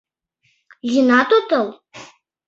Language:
Mari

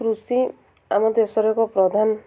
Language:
Odia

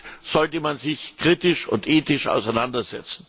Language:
German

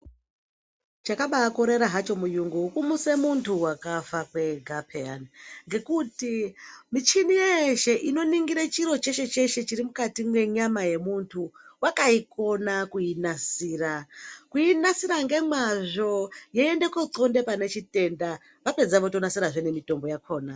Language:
Ndau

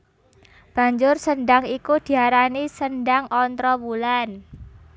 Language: Javanese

